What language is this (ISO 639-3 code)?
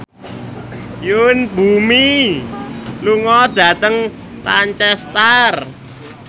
jav